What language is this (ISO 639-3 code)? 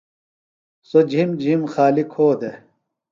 phl